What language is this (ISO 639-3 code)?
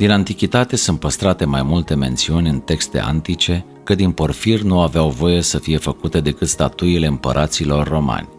ron